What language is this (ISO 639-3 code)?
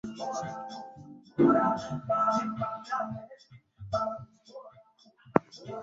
swa